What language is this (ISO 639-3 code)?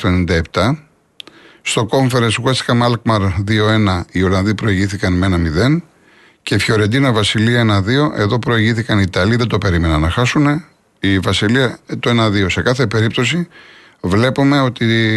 ell